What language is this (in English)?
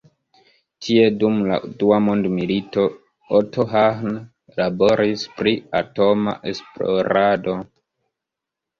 Esperanto